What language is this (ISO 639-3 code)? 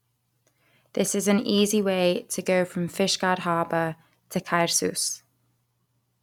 eng